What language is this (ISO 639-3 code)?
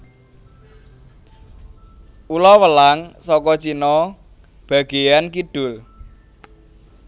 jav